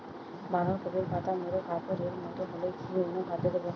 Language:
Bangla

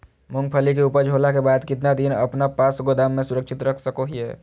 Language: Magahi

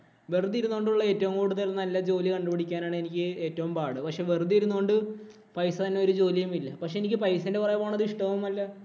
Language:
Malayalam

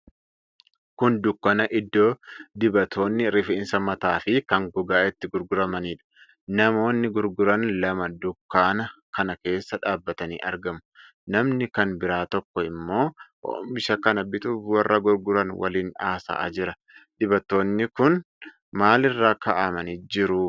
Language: Oromo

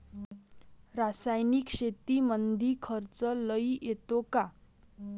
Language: Marathi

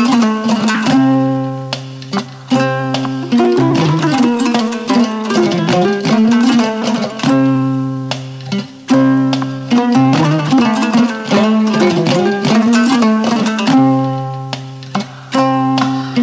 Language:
Fula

